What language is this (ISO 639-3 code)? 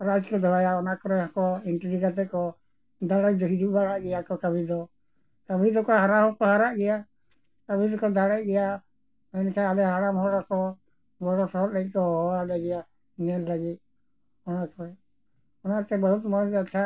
sat